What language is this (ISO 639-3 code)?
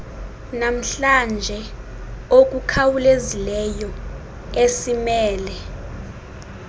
xho